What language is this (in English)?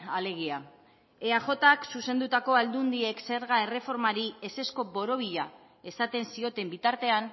Basque